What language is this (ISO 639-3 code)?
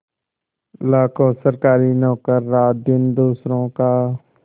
hin